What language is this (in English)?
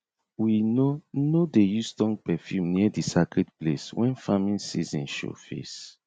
Nigerian Pidgin